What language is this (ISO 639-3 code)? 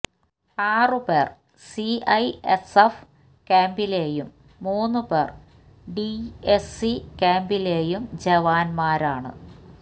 mal